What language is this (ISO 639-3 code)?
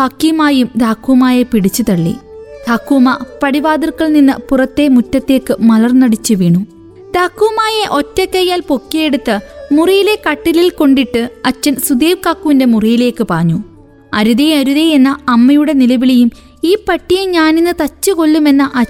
mal